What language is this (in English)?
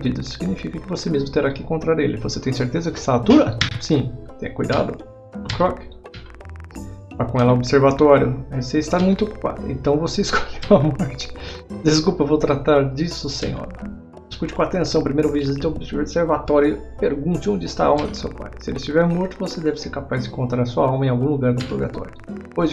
Portuguese